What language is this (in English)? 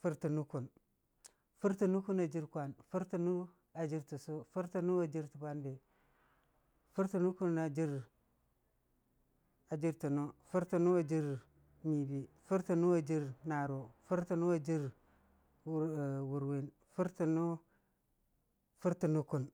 Dijim-Bwilim